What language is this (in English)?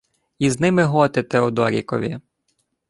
Ukrainian